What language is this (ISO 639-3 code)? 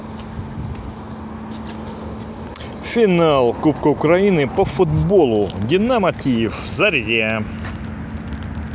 rus